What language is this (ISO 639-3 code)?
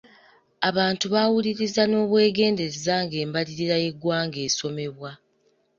lug